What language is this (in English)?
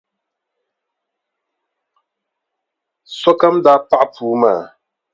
Dagbani